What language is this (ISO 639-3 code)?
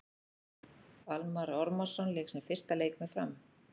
isl